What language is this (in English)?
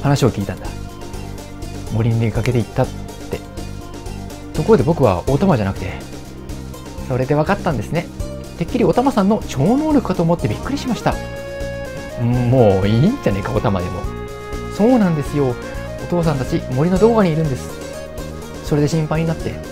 Japanese